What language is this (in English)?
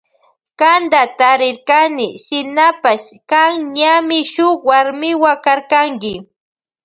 Loja Highland Quichua